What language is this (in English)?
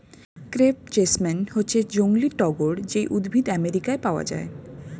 Bangla